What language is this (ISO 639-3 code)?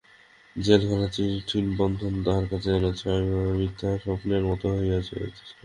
ben